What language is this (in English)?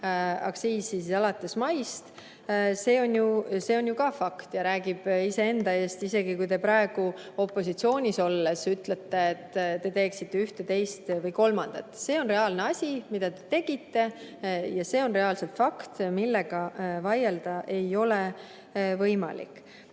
Estonian